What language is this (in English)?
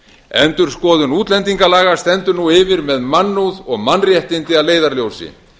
Icelandic